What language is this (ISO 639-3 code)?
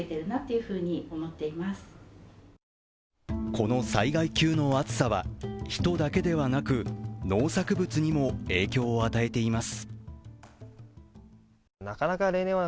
jpn